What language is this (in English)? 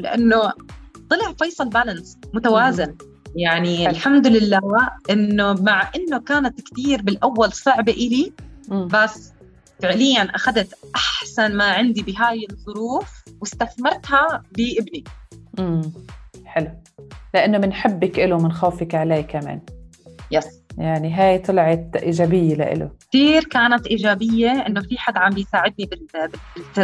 Arabic